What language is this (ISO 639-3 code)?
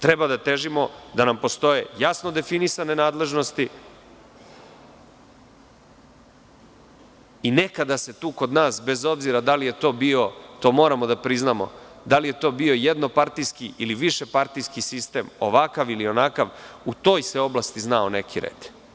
srp